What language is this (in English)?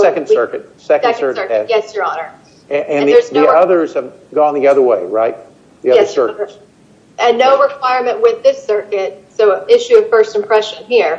English